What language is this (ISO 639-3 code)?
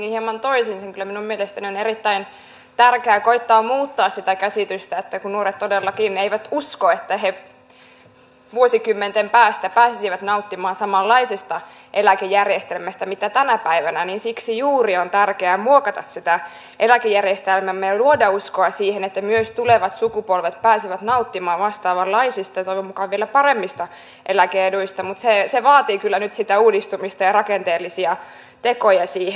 fin